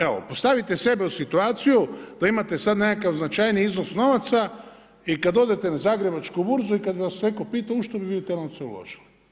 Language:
Croatian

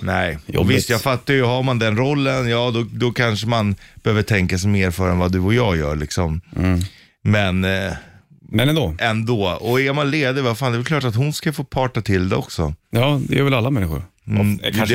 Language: Swedish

